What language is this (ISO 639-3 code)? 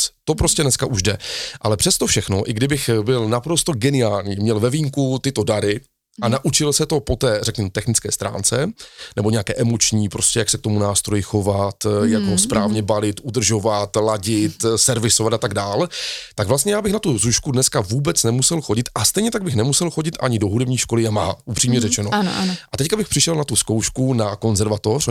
ces